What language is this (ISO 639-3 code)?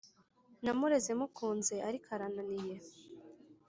kin